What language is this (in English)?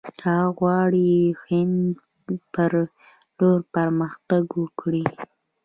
Pashto